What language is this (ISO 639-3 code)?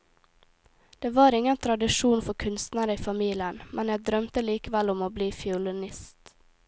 nor